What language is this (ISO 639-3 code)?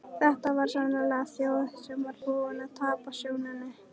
isl